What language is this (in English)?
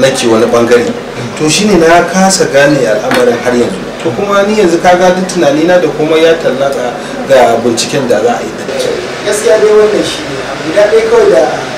Indonesian